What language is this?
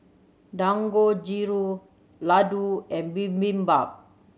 English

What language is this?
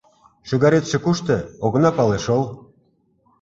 Mari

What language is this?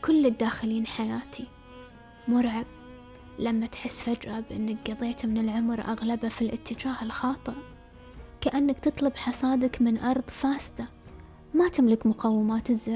Arabic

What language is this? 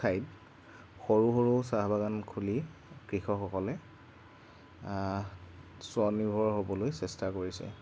Assamese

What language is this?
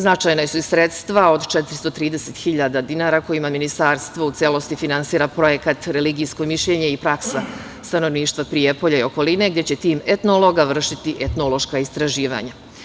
Serbian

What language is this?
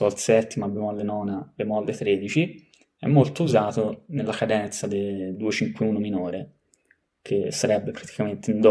Italian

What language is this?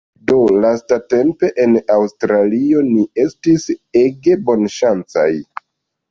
Esperanto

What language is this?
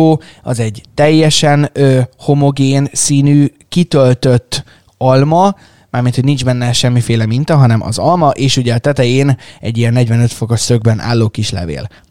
Hungarian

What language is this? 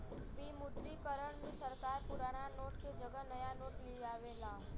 Bhojpuri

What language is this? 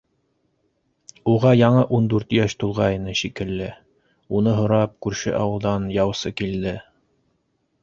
Bashkir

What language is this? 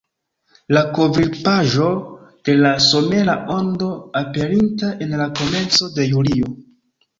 Esperanto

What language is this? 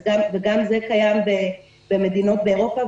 Hebrew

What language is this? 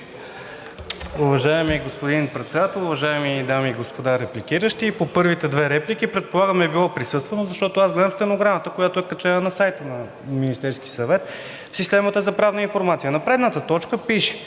Bulgarian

